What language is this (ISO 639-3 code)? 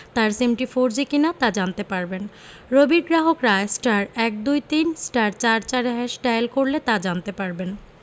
ben